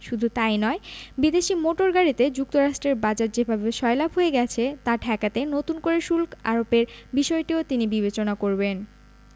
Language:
Bangla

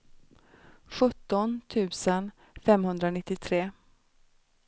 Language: Swedish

